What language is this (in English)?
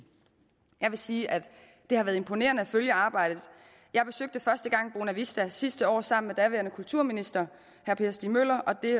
Danish